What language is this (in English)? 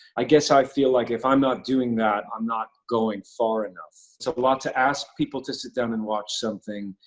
English